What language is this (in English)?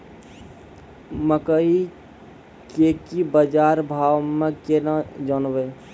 Maithili